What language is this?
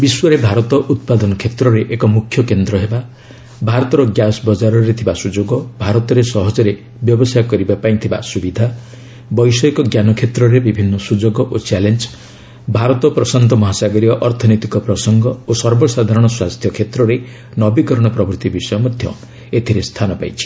Odia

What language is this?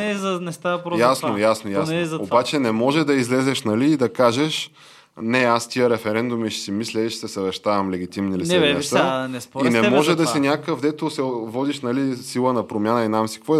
Bulgarian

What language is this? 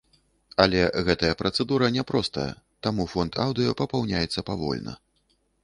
Belarusian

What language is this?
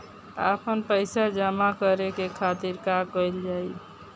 Bhojpuri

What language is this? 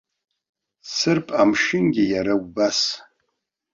Abkhazian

